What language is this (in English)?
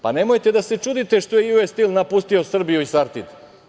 Serbian